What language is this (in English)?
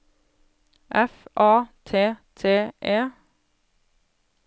Norwegian